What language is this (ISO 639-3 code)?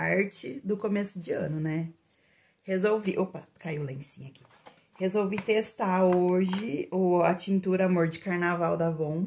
por